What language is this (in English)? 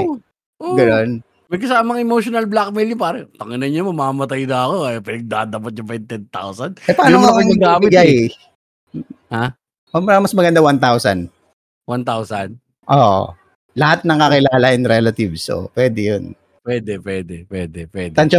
Filipino